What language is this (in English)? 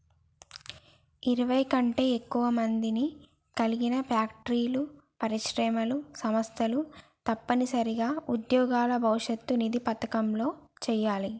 Telugu